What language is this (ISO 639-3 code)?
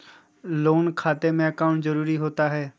mag